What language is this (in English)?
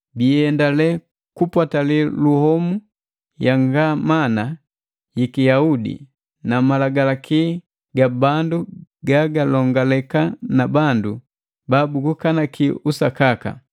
Matengo